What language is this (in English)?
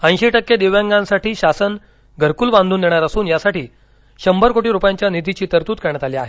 Marathi